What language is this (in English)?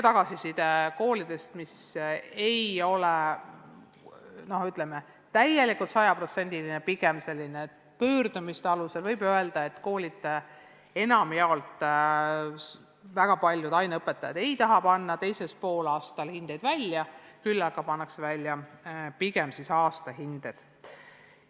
Estonian